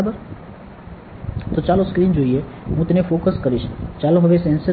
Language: Gujarati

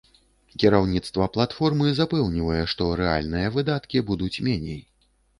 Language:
Belarusian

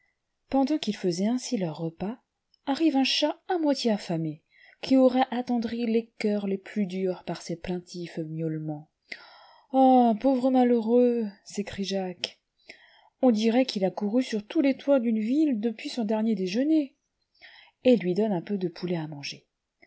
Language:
French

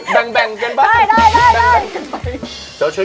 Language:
Thai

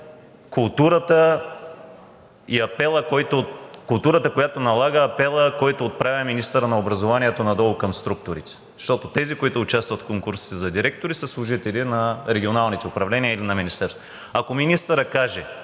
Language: Bulgarian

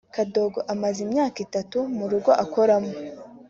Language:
Kinyarwanda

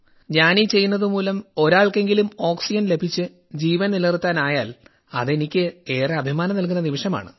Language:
Malayalam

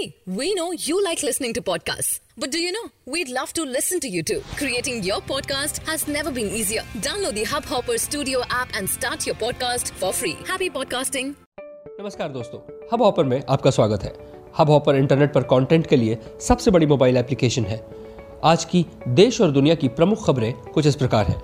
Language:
Hindi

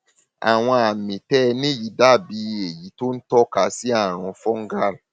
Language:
Yoruba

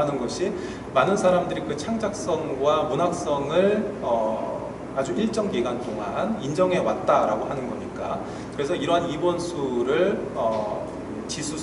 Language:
Korean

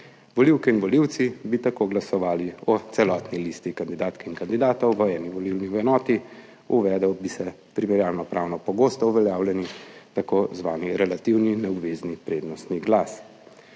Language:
Slovenian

